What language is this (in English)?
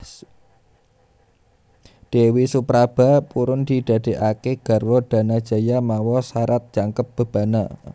Javanese